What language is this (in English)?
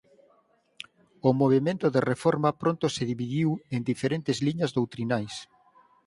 Galician